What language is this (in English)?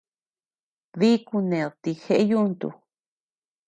Tepeuxila Cuicatec